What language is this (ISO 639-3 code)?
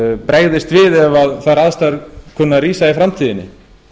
isl